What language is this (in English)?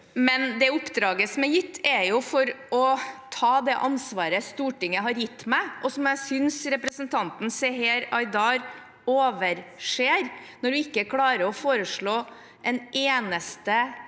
Norwegian